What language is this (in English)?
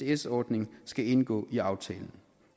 Danish